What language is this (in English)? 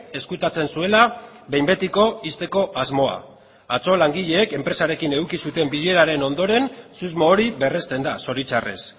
Basque